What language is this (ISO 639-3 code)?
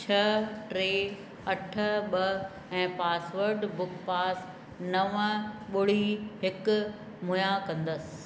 snd